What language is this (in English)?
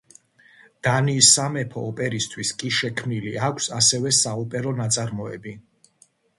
Georgian